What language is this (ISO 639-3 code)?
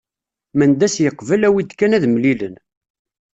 kab